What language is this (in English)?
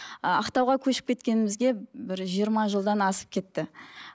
Kazakh